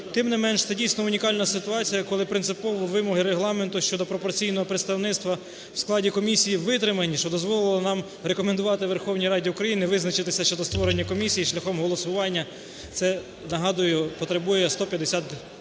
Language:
Ukrainian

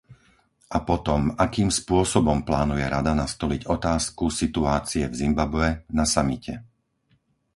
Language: Slovak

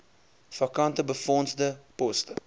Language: Afrikaans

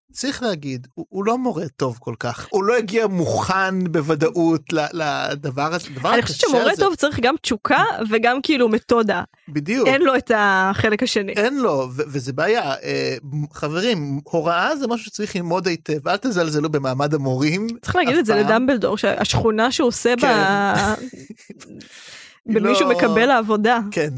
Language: Hebrew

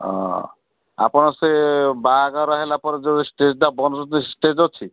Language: Odia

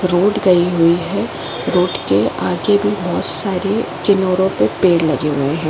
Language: Hindi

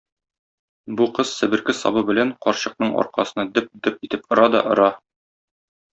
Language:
Tatar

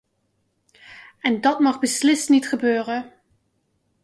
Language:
Dutch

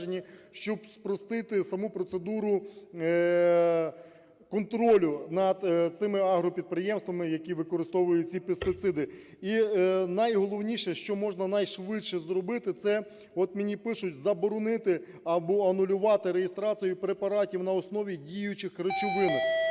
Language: Ukrainian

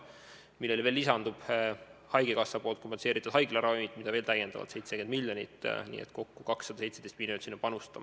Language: Estonian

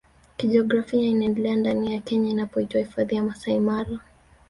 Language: Swahili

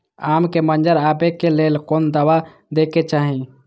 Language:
Maithili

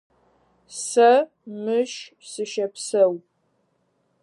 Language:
Adyghe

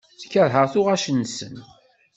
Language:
Kabyle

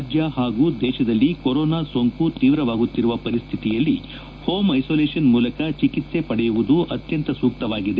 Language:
Kannada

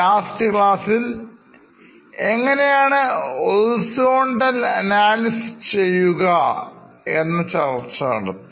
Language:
Malayalam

